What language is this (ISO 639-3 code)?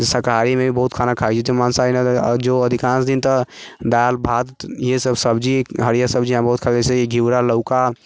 mai